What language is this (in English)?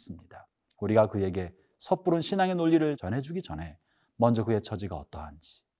Korean